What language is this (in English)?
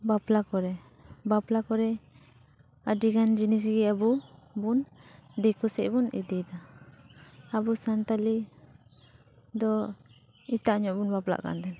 Santali